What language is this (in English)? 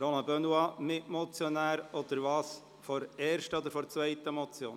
Swiss German